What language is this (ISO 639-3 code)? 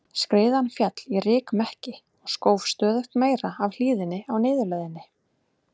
isl